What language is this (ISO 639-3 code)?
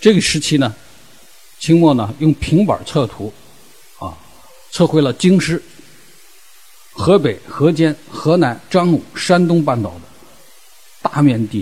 zho